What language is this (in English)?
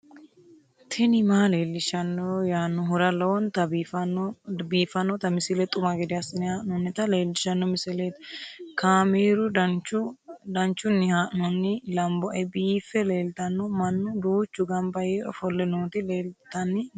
Sidamo